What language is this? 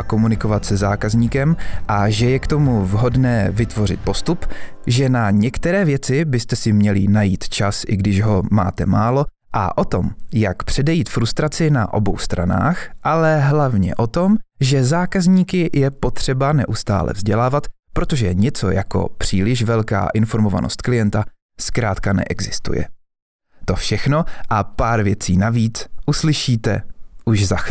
Czech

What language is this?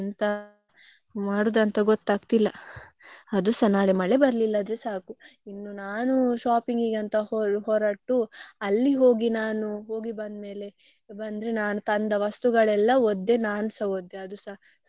Kannada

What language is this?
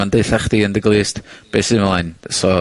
Welsh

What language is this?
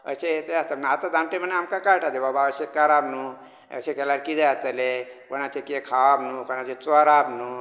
Konkani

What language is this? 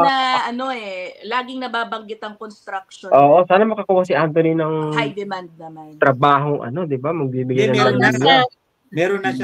Filipino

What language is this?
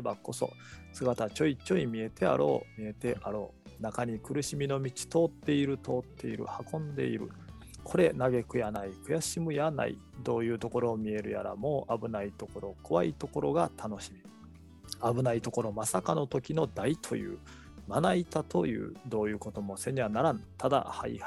Japanese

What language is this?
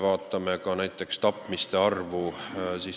Estonian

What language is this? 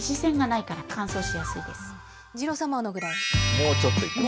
Japanese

